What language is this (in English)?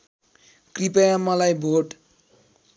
Nepali